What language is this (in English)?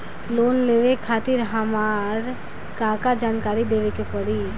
Bhojpuri